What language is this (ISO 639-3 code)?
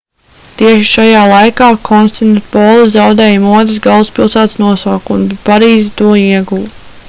lav